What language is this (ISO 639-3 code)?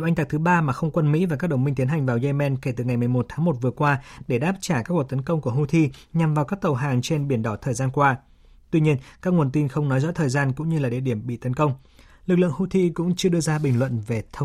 vie